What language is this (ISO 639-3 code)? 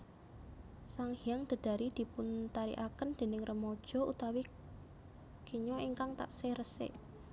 jav